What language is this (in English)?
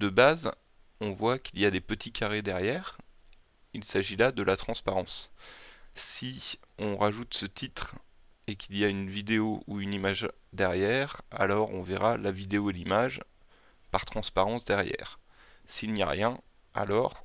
French